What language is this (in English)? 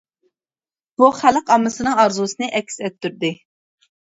Uyghur